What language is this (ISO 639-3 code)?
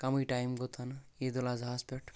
kas